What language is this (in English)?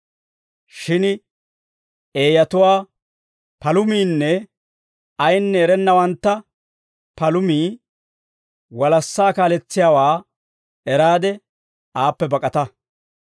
Dawro